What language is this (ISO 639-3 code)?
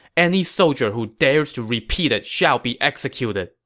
eng